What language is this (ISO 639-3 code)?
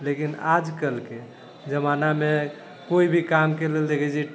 mai